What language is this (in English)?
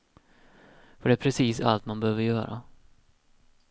Swedish